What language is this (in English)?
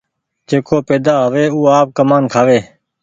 Goaria